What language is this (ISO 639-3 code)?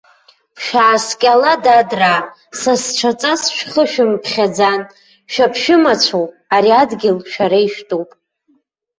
abk